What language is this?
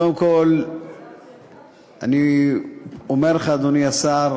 Hebrew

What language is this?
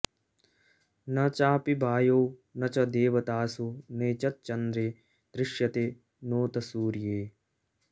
Sanskrit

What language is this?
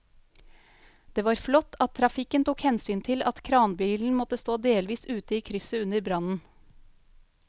Norwegian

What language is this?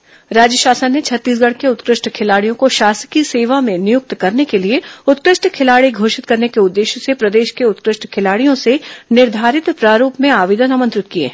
Hindi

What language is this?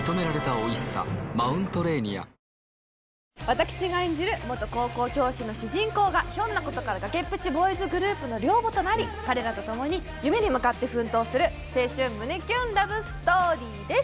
Japanese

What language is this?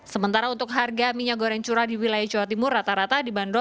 Indonesian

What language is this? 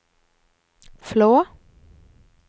Norwegian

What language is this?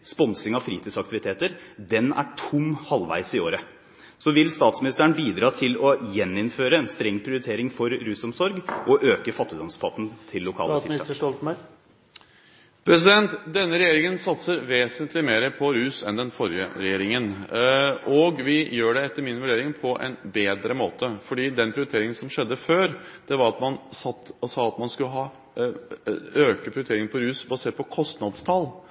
Norwegian Bokmål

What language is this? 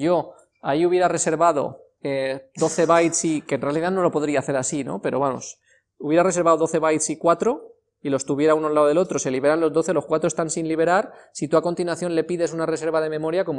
Spanish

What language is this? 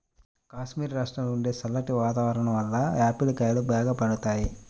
Telugu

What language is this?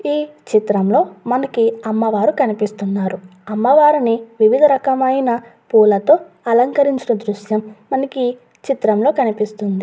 Telugu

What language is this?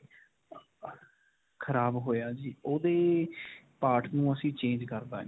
Punjabi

